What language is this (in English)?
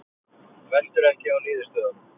Icelandic